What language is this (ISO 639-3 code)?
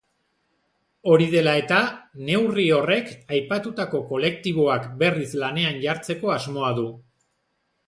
eus